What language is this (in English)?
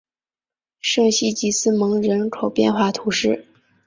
Chinese